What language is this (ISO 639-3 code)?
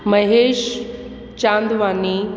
snd